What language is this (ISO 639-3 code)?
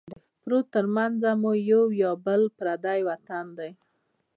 pus